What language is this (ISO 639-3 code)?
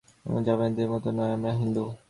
ben